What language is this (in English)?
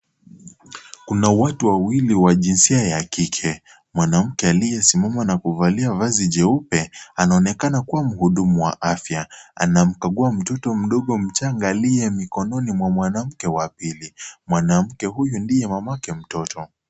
Swahili